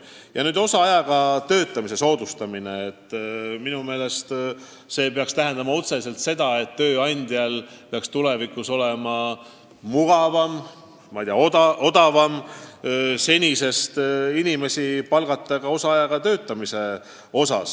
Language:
Estonian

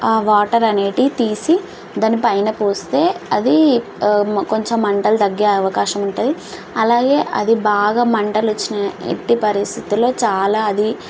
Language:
Telugu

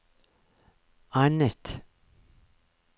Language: Norwegian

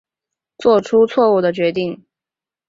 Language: Chinese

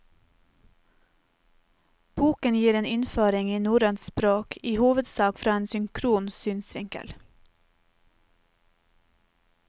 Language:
Norwegian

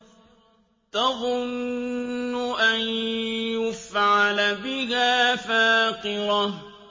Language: Arabic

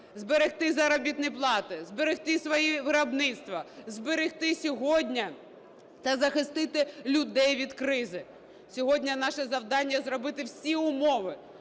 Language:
Ukrainian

